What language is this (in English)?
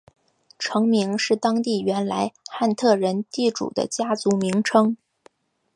Chinese